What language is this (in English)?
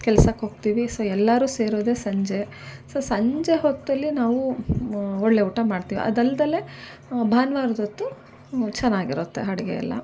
Kannada